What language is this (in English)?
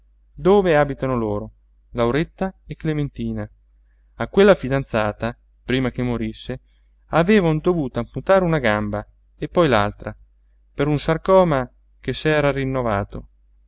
Italian